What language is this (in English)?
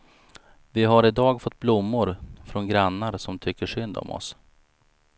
Swedish